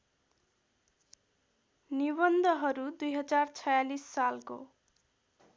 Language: Nepali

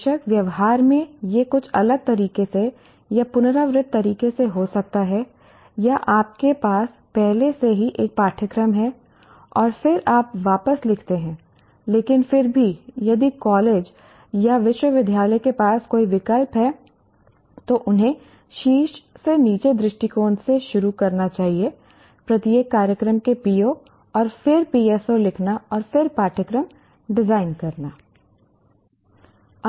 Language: Hindi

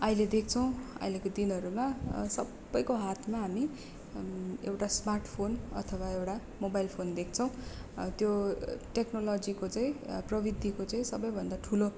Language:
Nepali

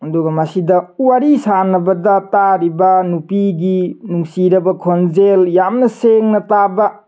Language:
Manipuri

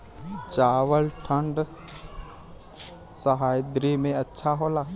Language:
Bhojpuri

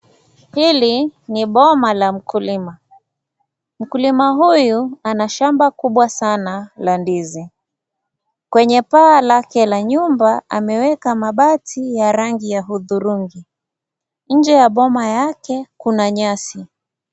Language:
Swahili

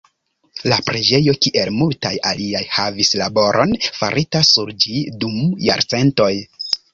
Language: Esperanto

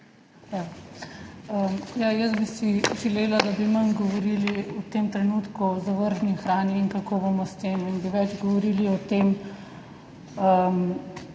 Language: Slovenian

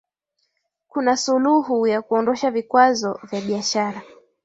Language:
Swahili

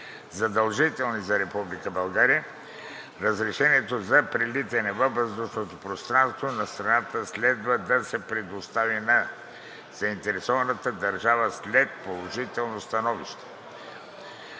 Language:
Bulgarian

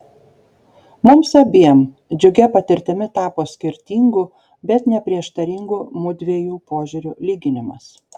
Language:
Lithuanian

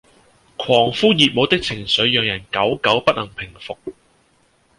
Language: Cantonese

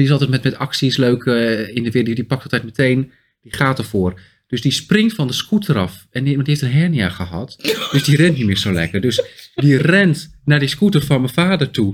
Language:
Dutch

